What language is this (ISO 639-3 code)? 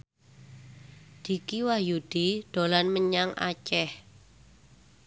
jav